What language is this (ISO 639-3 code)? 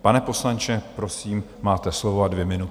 ces